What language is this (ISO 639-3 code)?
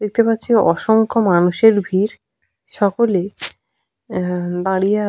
ben